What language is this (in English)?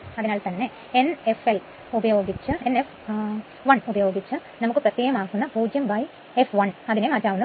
Malayalam